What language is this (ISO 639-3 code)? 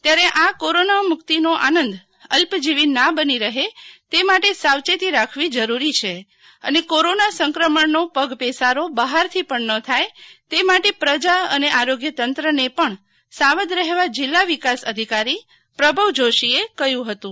guj